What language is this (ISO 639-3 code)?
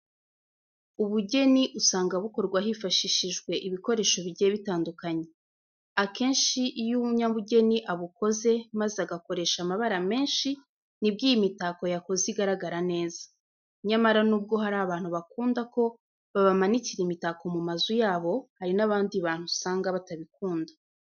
kin